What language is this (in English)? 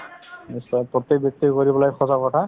Assamese